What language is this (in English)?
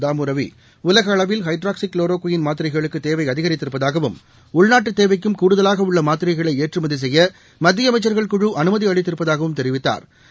Tamil